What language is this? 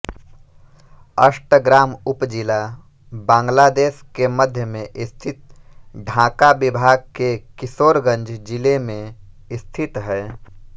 Hindi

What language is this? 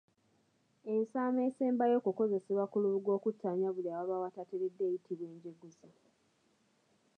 Ganda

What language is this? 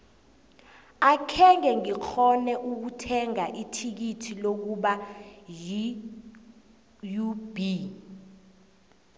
South Ndebele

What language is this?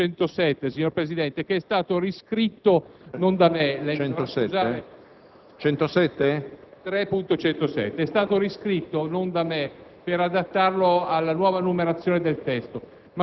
Italian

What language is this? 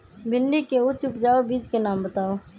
Magahi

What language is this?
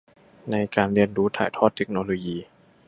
Thai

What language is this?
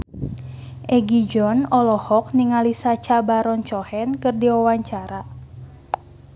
Sundanese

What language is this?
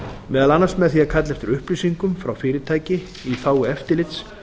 Icelandic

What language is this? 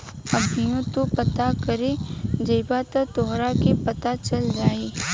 Bhojpuri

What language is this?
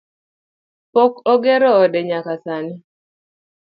Luo (Kenya and Tanzania)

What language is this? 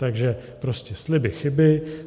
Czech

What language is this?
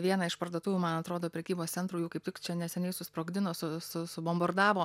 Lithuanian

